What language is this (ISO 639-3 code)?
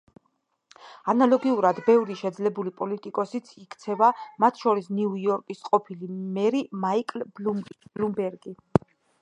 kat